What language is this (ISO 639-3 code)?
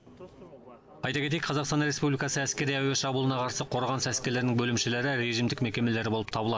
kaz